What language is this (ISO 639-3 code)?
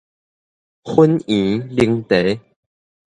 nan